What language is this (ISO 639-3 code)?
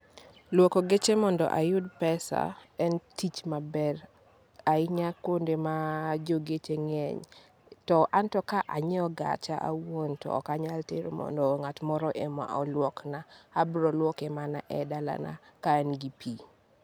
luo